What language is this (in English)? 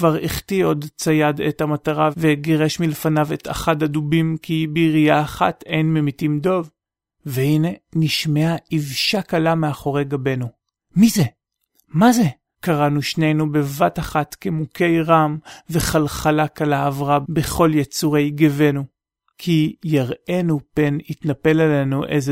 Hebrew